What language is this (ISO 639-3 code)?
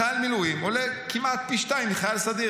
heb